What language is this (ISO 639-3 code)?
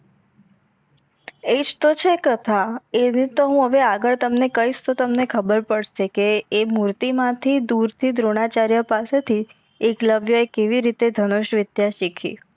guj